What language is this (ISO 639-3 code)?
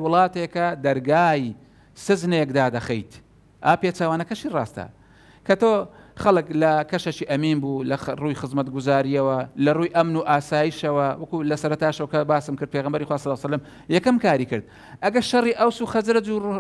fas